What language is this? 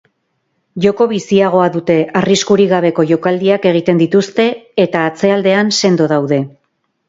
Basque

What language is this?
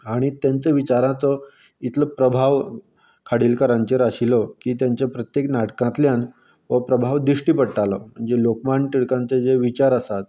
Konkani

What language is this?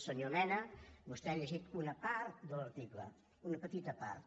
Catalan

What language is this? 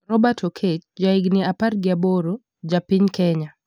Luo (Kenya and Tanzania)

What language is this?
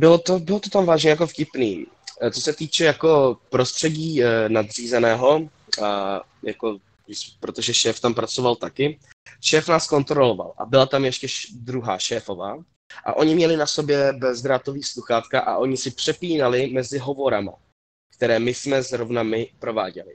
Czech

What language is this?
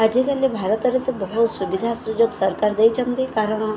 Odia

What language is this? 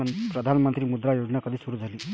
Marathi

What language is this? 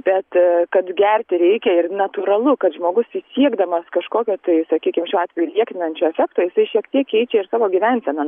Lithuanian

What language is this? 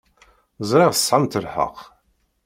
Kabyle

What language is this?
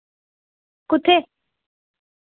Dogri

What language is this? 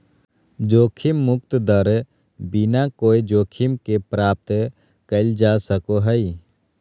Magahi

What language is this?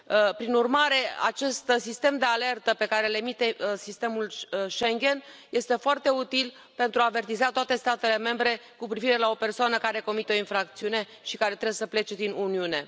Romanian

